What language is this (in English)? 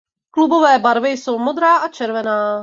Czech